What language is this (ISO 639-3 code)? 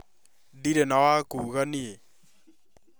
kik